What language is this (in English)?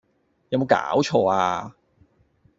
Cantonese